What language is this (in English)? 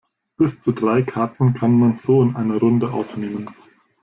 German